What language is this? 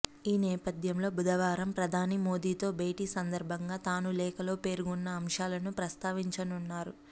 Telugu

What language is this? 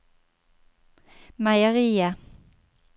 Norwegian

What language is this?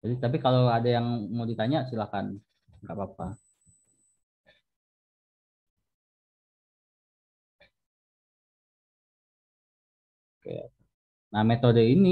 Indonesian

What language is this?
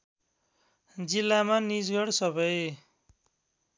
Nepali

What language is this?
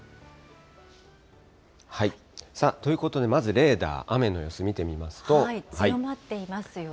Japanese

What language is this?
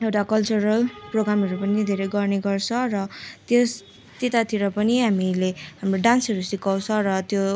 Nepali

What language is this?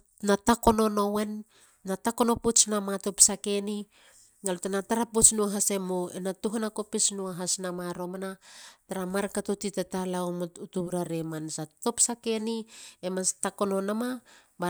Halia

